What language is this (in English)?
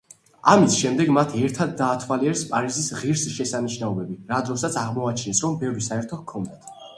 Georgian